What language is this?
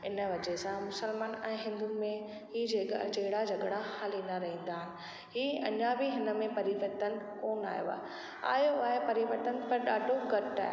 Sindhi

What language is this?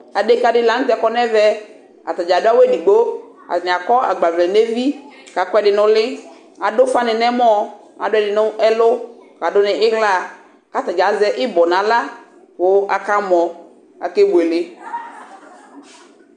Ikposo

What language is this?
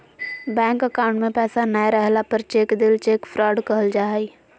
Magahi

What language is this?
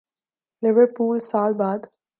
Urdu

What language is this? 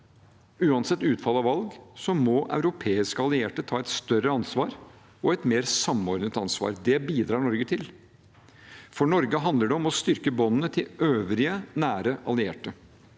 Norwegian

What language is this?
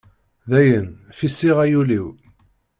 Kabyle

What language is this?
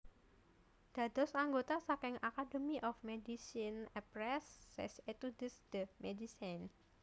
Javanese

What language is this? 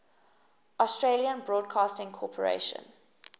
English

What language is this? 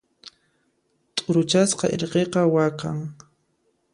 Puno Quechua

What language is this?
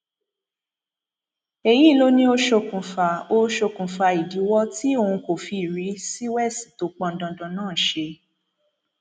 Yoruba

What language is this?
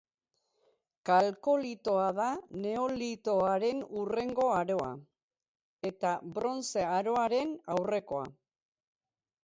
Basque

